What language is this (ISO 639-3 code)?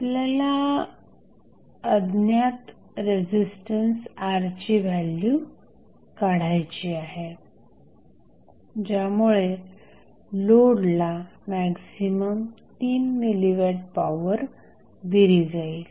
mar